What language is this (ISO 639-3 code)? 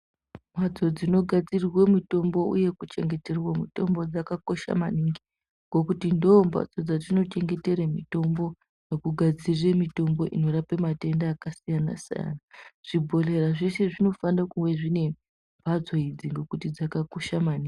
ndc